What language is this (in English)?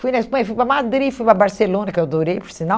Portuguese